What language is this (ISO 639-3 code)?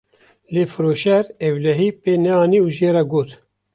kur